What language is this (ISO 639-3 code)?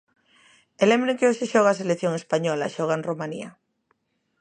glg